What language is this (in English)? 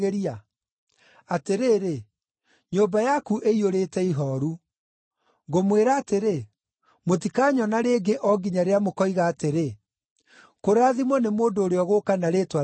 Kikuyu